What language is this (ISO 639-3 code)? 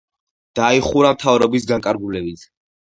kat